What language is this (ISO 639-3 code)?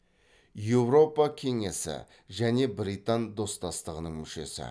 kaz